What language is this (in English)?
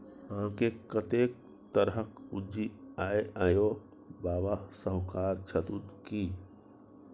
Maithili